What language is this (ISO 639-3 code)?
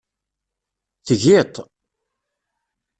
kab